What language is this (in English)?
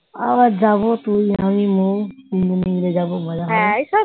Bangla